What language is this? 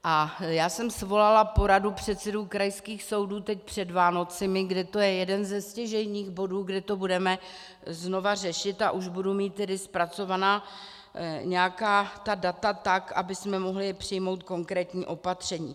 Czech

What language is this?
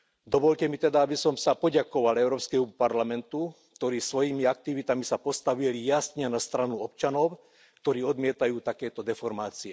Slovak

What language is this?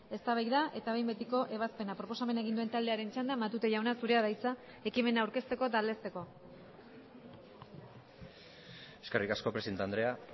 Basque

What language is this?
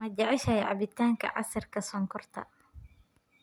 Somali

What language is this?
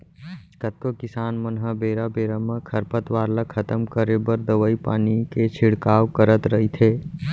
Chhattisgarhi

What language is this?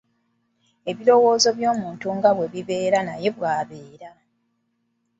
Ganda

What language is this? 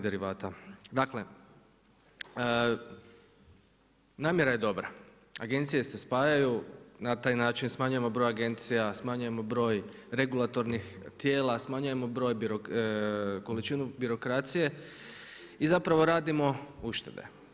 Croatian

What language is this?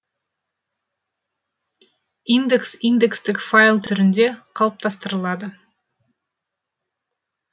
Kazakh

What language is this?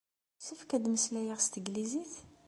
Kabyle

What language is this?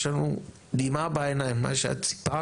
Hebrew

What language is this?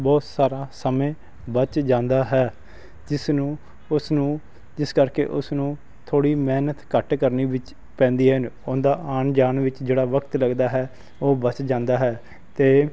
Punjabi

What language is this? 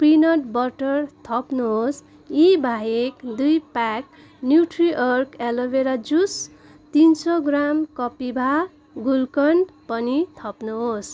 Nepali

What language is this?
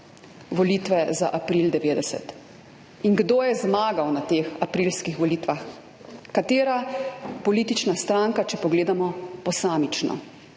Slovenian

